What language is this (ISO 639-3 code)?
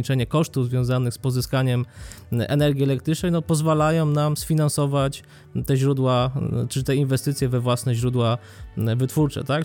pol